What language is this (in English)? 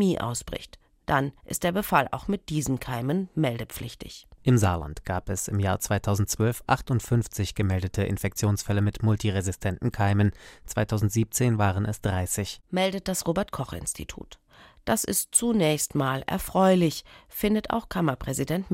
German